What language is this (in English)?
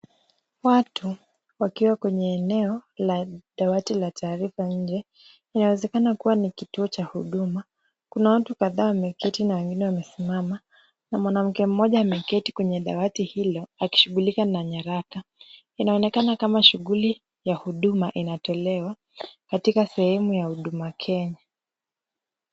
Swahili